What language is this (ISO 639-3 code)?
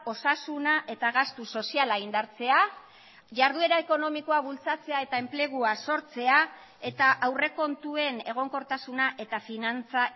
eus